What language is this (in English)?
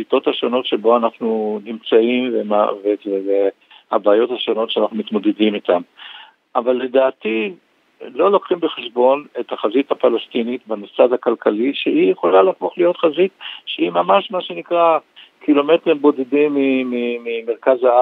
Hebrew